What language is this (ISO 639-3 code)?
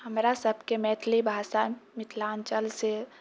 mai